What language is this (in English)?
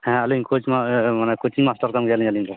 Santali